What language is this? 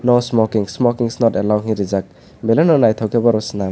Kok Borok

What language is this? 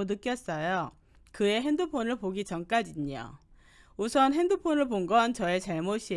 Korean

